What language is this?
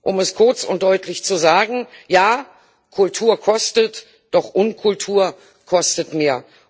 German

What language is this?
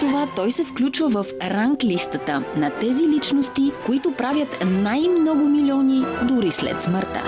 Bulgarian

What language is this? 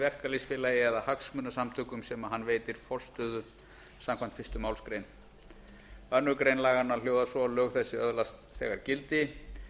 Icelandic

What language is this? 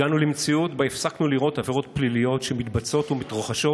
Hebrew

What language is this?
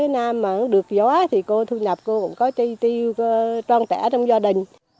Vietnamese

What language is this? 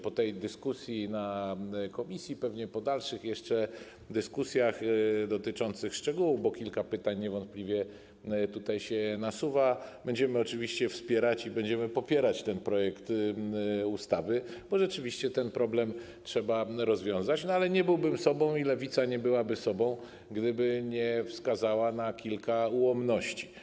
Polish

